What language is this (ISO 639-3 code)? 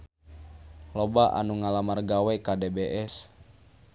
sun